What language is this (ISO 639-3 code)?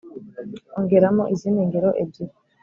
kin